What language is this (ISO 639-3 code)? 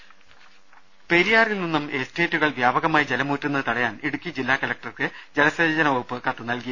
mal